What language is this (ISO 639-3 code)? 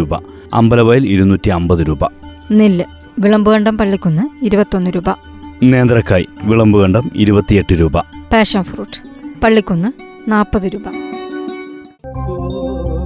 mal